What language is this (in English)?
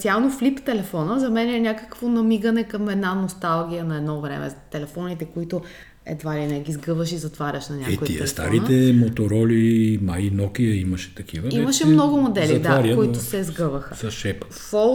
Bulgarian